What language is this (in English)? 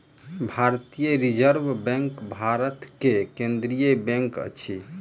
Maithili